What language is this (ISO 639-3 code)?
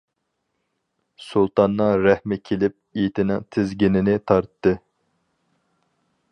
uig